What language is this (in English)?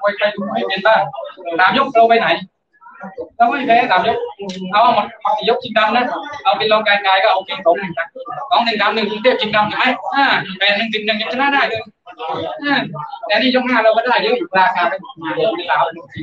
Thai